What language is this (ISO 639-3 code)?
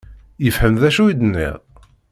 kab